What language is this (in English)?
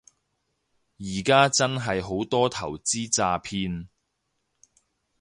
Cantonese